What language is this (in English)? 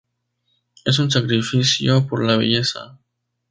Spanish